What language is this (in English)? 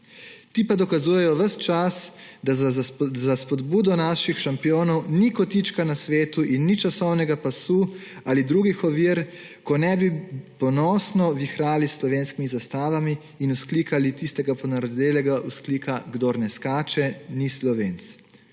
Slovenian